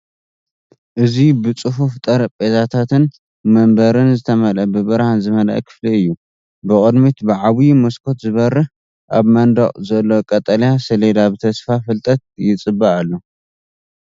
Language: Tigrinya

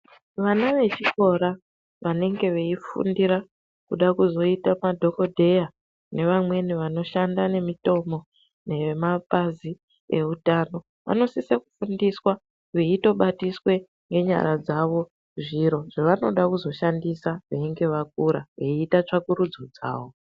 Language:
Ndau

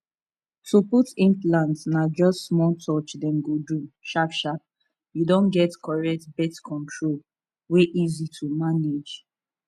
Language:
Nigerian Pidgin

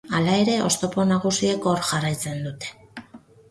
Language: Basque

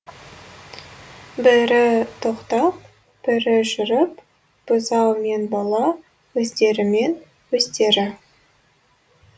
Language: Kazakh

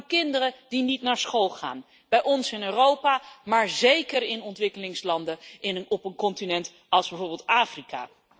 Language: Dutch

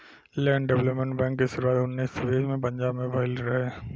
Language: Bhojpuri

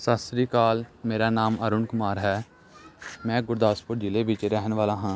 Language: Punjabi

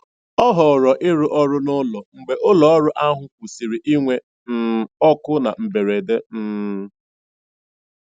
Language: Igbo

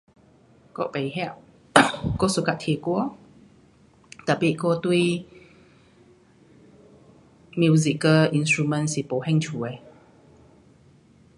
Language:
Pu-Xian Chinese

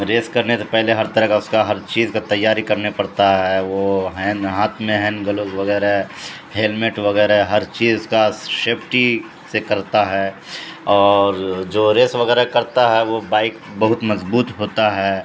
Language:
Urdu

